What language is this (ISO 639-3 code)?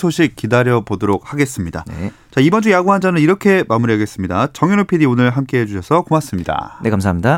kor